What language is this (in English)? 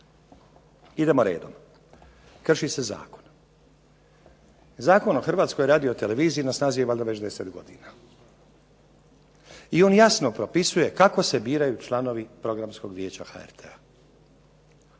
Croatian